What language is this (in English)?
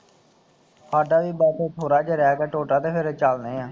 Punjabi